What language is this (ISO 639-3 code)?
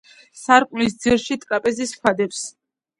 kat